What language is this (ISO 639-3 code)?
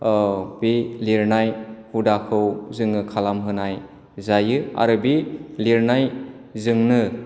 brx